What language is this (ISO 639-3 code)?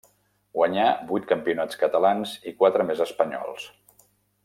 cat